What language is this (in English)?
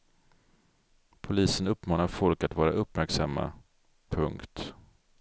Swedish